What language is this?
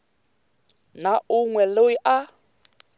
Tsonga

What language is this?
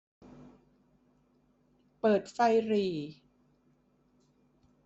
Thai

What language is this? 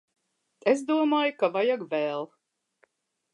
Latvian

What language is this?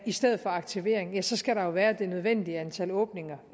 Danish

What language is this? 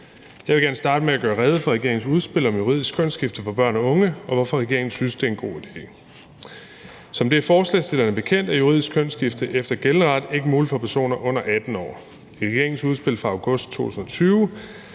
Danish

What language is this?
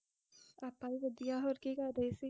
Punjabi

